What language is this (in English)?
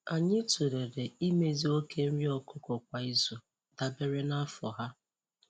Igbo